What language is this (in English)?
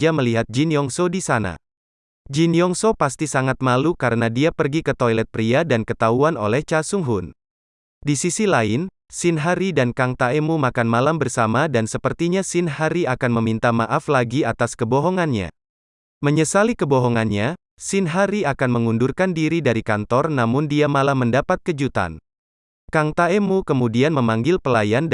Indonesian